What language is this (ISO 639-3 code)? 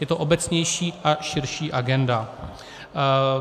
ces